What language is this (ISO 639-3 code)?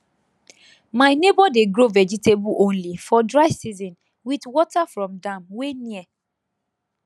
pcm